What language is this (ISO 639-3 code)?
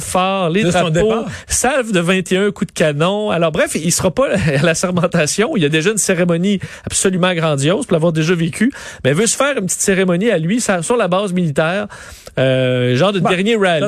fra